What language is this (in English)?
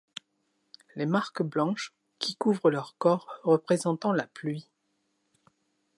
French